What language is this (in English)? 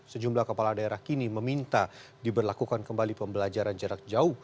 Indonesian